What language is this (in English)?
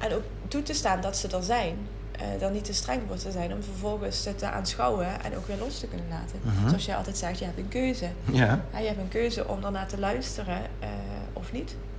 Dutch